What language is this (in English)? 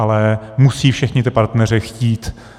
Czech